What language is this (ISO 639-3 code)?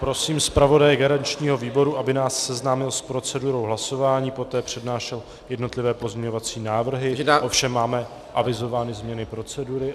ces